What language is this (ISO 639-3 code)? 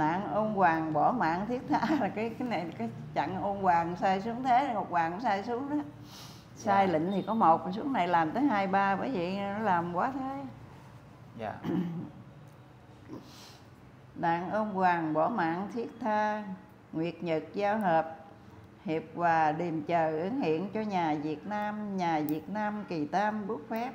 vie